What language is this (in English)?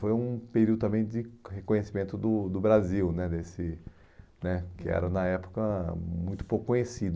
Portuguese